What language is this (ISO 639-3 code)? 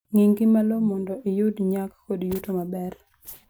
luo